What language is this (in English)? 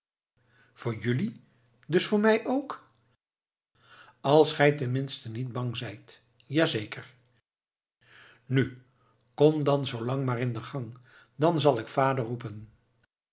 Dutch